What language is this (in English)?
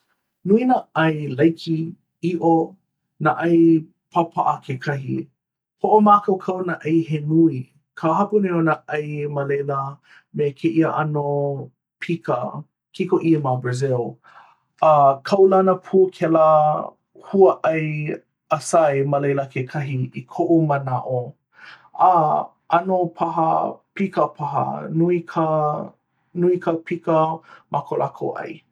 Hawaiian